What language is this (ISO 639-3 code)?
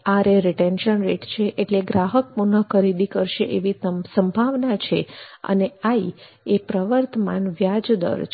guj